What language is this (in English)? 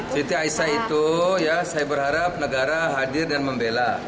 Indonesian